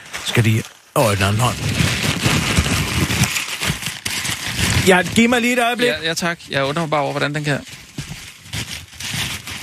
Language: Danish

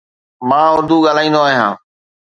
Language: Sindhi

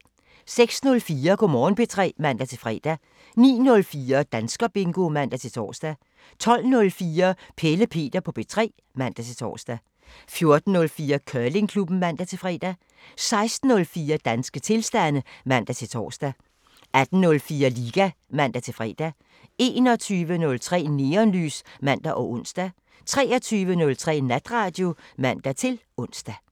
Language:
Danish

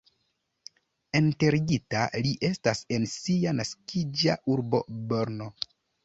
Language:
Esperanto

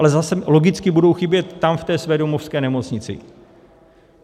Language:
Czech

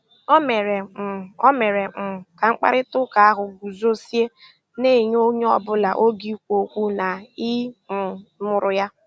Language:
Igbo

